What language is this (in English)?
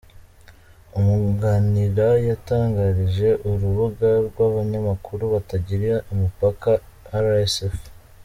Kinyarwanda